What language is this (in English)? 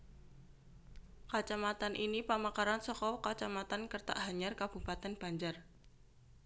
Javanese